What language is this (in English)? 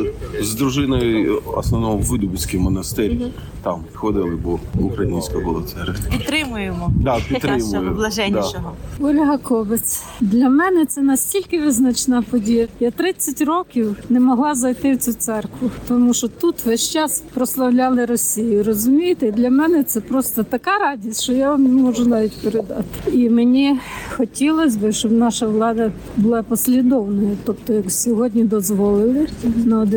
Ukrainian